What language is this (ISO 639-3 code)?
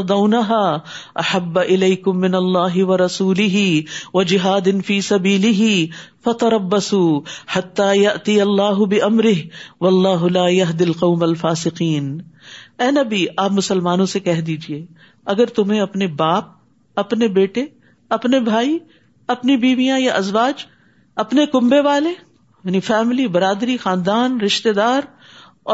urd